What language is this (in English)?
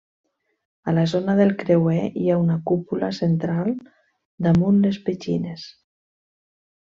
Catalan